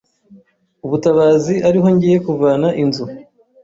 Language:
Kinyarwanda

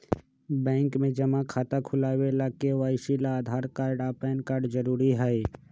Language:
Magahi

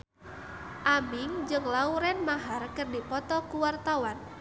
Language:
Sundanese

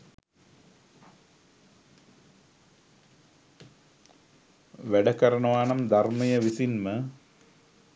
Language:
Sinhala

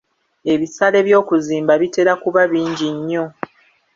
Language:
Ganda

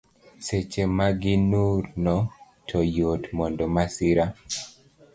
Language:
Luo (Kenya and Tanzania)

